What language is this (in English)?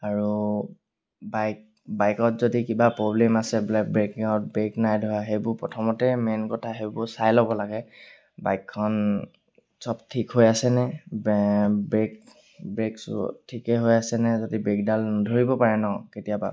Assamese